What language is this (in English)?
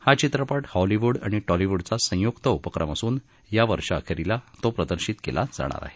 Marathi